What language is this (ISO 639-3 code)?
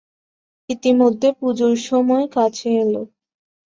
ben